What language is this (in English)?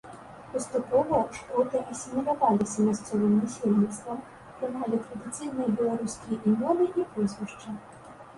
Belarusian